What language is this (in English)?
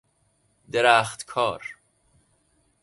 Persian